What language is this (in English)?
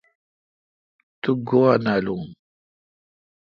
Kalkoti